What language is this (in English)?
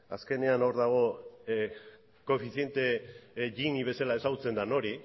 Basque